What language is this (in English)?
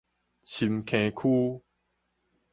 Min Nan Chinese